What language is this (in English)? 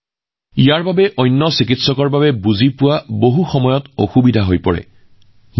Assamese